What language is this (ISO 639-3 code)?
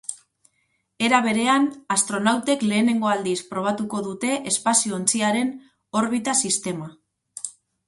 eus